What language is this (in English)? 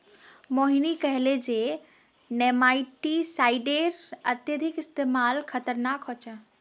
Magahi